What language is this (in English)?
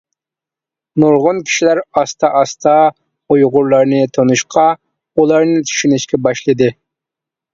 Uyghur